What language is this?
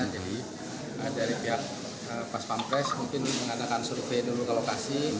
Indonesian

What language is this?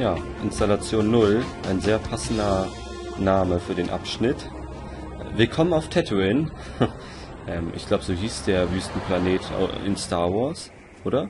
German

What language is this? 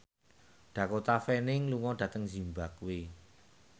Javanese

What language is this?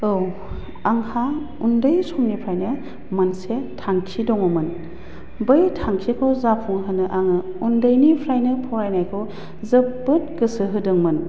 Bodo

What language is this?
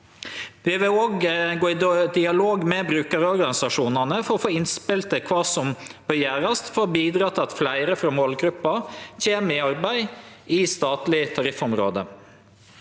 Norwegian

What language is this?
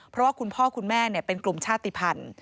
Thai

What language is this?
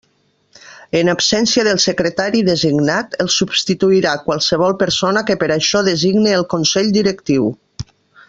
Catalan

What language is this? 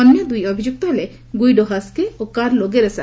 Odia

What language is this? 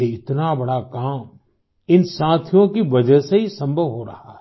Hindi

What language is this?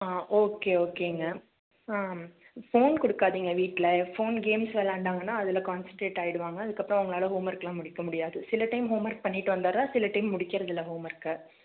Tamil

